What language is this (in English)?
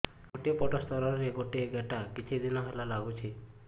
Odia